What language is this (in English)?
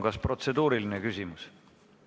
Estonian